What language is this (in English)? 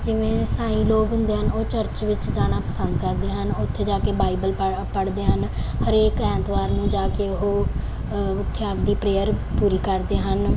Punjabi